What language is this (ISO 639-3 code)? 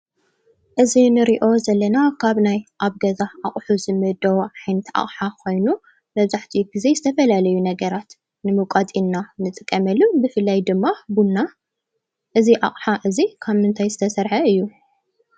tir